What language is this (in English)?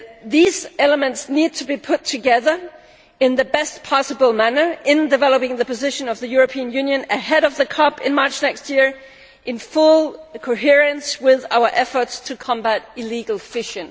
English